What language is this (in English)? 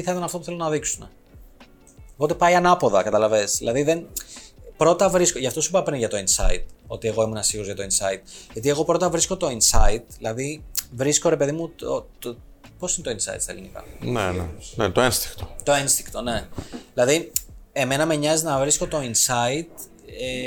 Greek